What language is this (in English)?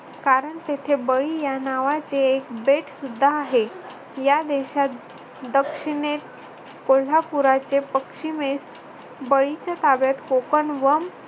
Marathi